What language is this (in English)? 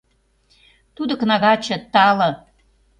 Mari